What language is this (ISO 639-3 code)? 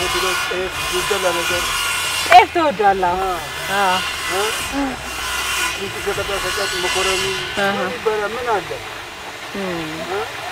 ara